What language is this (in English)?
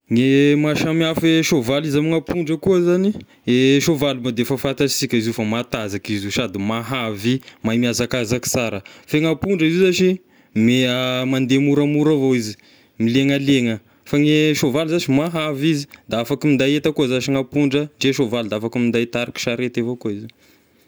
Tesaka Malagasy